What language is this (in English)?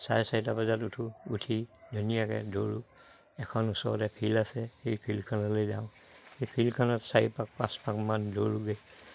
Assamese